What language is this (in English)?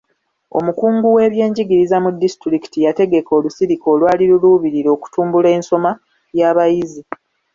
Ganda